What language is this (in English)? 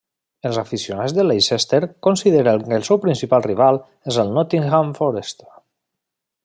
Catalan